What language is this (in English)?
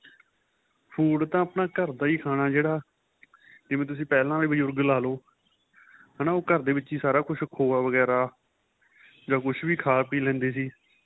Punjabi